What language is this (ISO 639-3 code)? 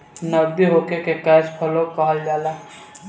bho